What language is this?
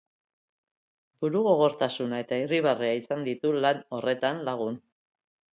Basque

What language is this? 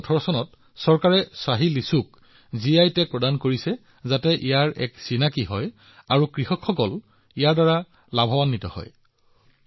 Assamese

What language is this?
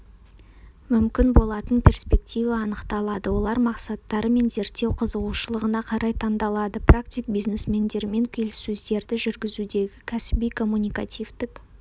Kazakh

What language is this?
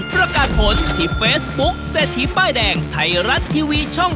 Thai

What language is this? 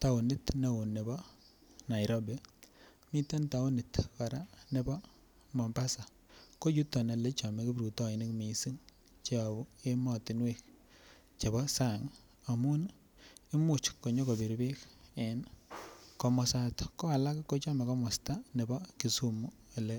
Kalenjin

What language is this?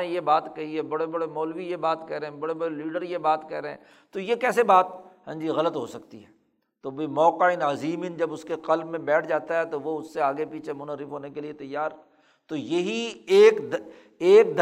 Urdu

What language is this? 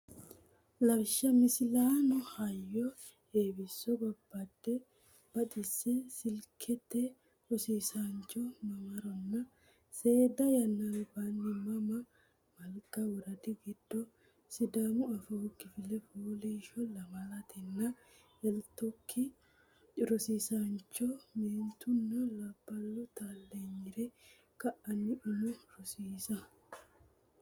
Sidamo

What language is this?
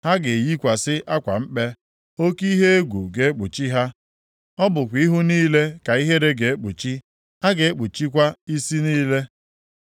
Igbo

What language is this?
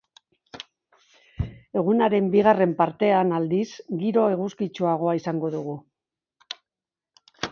Basque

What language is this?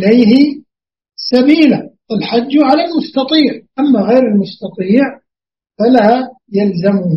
Arabic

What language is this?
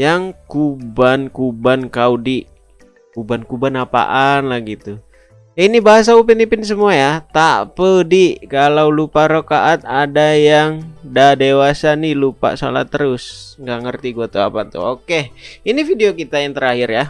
Indonesian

